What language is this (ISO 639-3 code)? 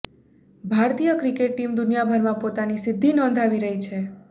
guj